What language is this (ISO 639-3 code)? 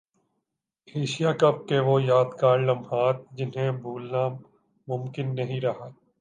urd